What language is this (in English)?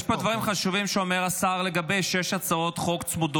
Hebrew